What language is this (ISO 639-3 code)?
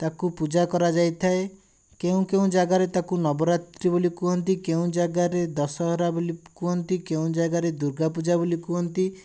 ori